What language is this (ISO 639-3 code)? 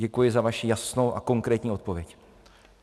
ces